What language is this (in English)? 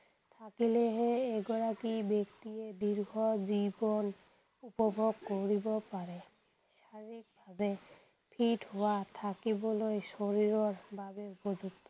Assamese